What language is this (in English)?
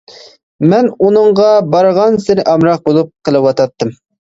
Uyghur